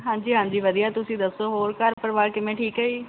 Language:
Punjabi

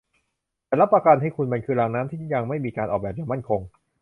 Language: Thai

